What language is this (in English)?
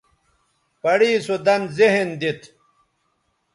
Bateri